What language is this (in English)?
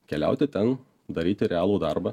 Lithuanian